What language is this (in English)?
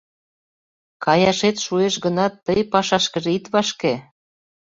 Mari